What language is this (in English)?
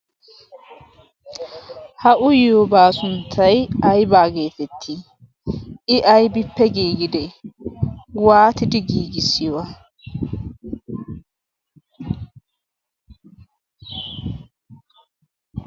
Wolaytta